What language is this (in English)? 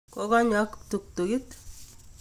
Kalenjin